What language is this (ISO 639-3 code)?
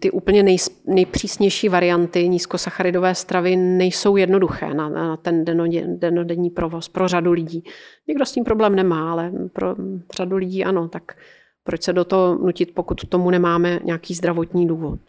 ces